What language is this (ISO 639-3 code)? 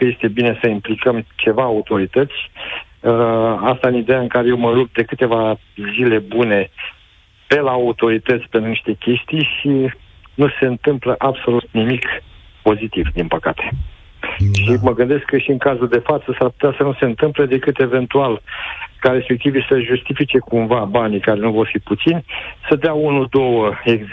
ron